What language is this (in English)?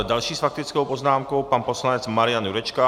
Czech